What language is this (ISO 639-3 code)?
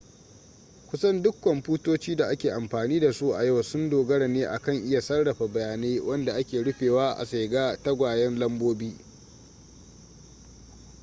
hau